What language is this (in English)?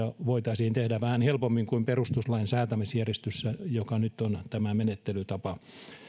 Finnish